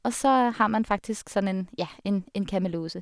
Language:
Norwegian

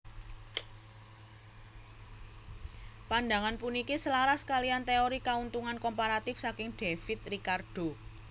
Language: Javanese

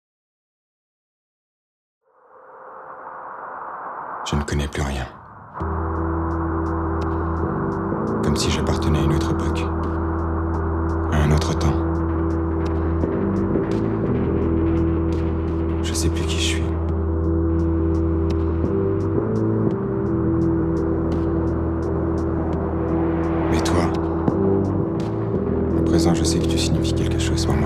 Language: French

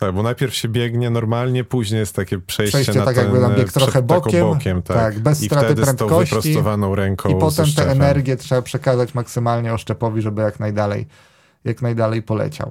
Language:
Polish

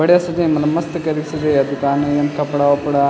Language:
Garhwali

